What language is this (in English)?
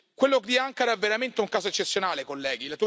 Italian